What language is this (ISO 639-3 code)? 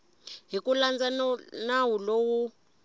tso